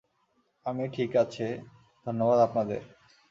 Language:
Bangla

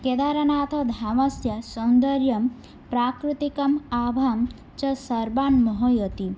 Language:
Sanskrit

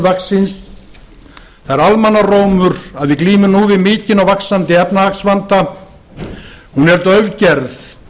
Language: Icelandic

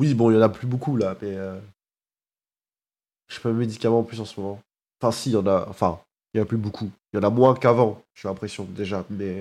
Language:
French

